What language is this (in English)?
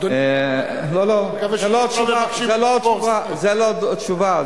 Hebrew